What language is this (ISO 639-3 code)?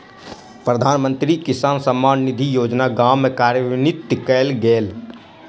mai